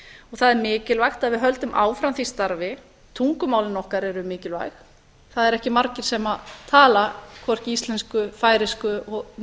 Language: Icelandic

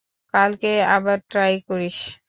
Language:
Bangla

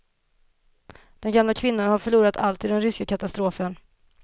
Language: Swedish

